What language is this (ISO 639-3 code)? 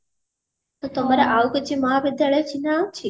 ori